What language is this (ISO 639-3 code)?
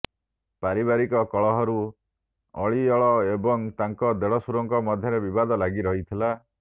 ori